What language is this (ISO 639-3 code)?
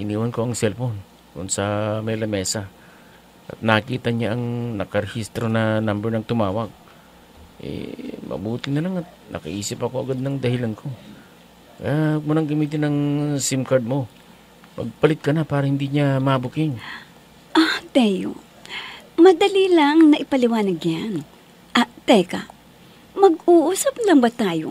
fil